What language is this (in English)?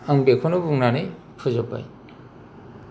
Bodo